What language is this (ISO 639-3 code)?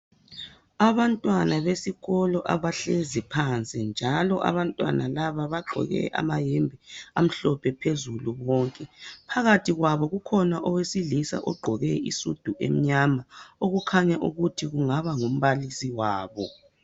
nde